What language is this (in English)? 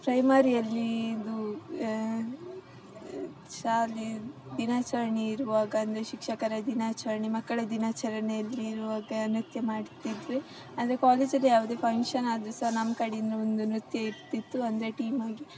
Kannada